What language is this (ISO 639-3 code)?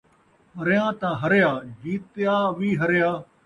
skr